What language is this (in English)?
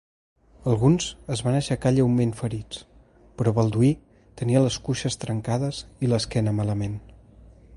Catalan